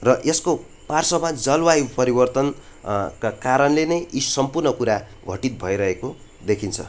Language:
Nepali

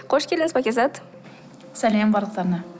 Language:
Kazakh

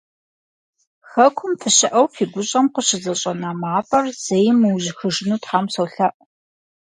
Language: Kabardian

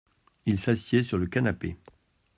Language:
French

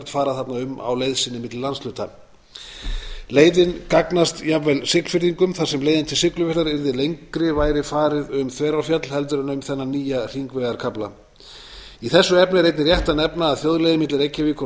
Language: Icelandic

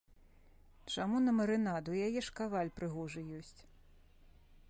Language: Belarusian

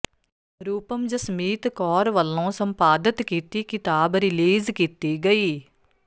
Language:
Punjabi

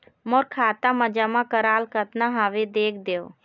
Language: Chhattisgarhi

